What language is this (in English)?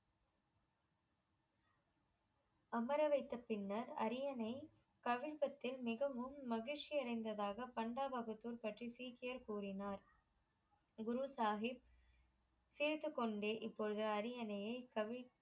Tamil